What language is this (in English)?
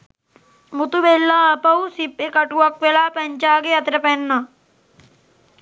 Sinhala